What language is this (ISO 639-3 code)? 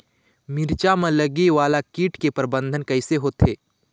hne